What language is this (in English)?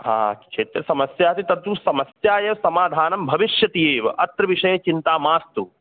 Sanskrit